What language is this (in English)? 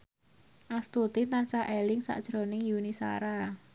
Javanese